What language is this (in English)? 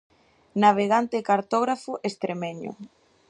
Galician